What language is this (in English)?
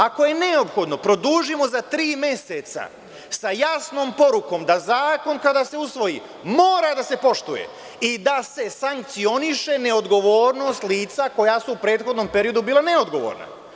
Serbian